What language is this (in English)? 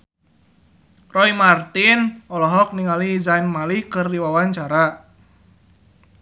Sundanese